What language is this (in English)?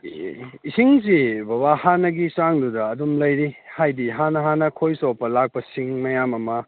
Manipuri